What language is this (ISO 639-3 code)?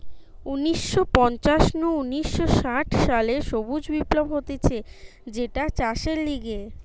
ben